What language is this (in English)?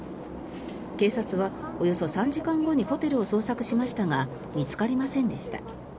Japanese